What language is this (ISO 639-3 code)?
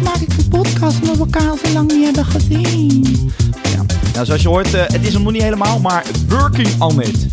nld